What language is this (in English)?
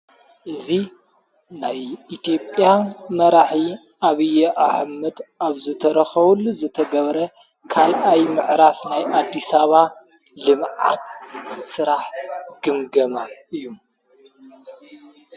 Tigrinya